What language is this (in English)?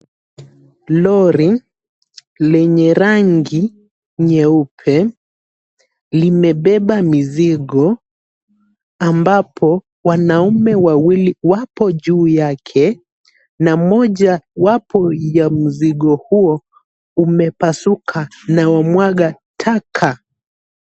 Swahili